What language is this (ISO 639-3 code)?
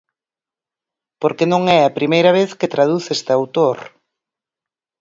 glg